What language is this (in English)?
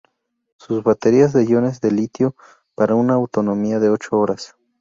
Spanish